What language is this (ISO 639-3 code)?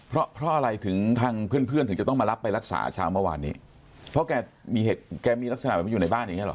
tha